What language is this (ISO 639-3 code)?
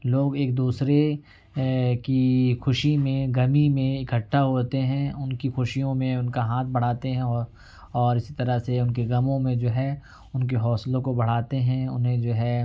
urd